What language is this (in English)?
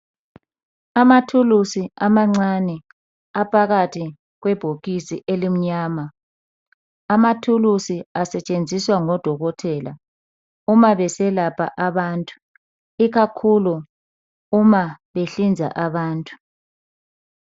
North Ndebele